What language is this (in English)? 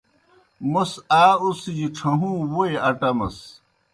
Kohistani Shina